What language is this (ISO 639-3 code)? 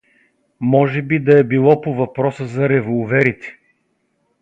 bul